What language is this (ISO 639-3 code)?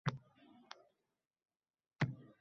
uzb